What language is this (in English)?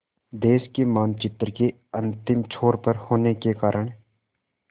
Hindi